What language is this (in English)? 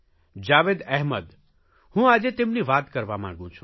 Gujarati